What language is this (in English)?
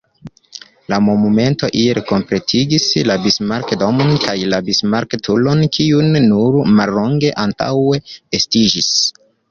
Esperanto